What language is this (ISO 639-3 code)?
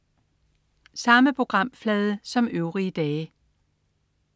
dan